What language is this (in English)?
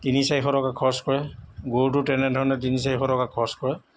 Assamese